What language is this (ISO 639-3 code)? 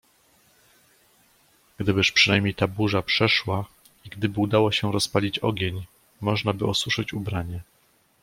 pol